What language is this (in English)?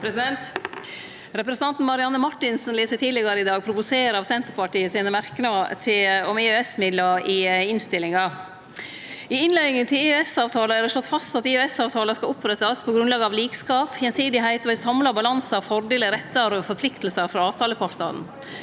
Norwegian